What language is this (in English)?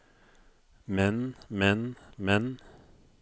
Norwegian